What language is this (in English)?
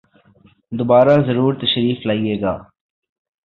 Urdu